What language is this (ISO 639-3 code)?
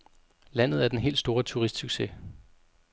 dan